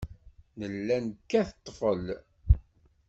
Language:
Kabyle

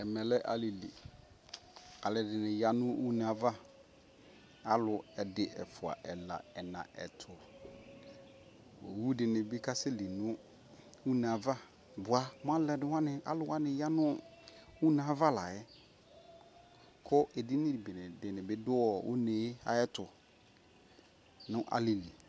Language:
Ikposo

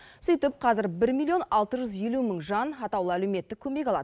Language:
Kazakh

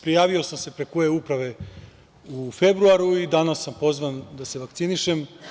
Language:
Serbian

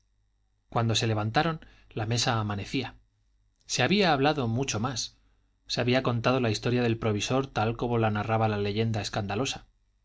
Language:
Spanish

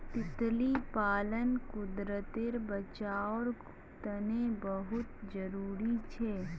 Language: Magahi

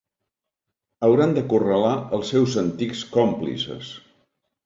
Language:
Catalan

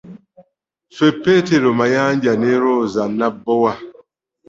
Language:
Ganda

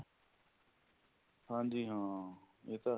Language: Punjabi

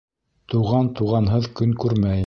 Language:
Bashkir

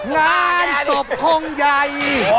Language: Thai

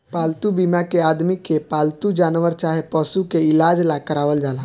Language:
Bhojpuri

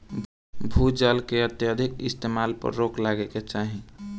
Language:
Bhojpuri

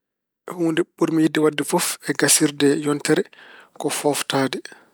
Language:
Fula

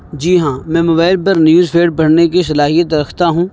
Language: Urdu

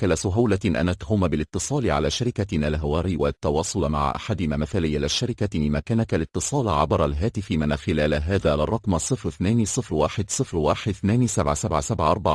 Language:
Arabic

